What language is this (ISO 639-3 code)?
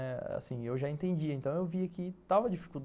por